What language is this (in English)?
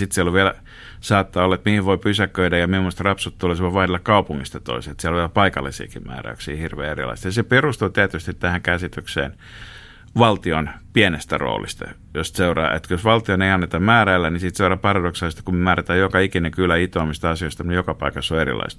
Finnish